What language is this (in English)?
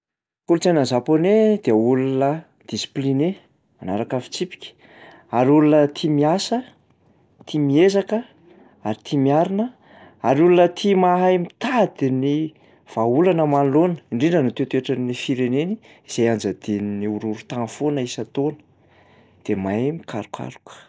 Malagasy